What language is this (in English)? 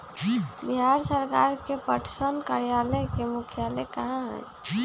Magahi